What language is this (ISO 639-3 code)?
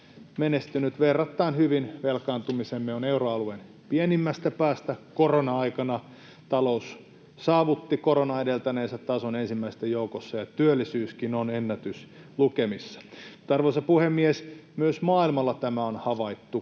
fin